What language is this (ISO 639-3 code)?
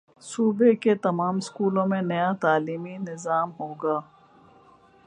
urd